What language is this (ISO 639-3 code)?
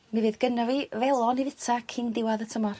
cym